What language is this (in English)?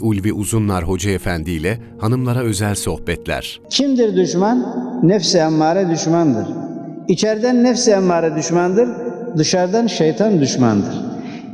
Turkish